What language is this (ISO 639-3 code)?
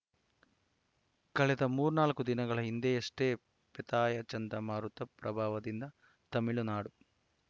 kan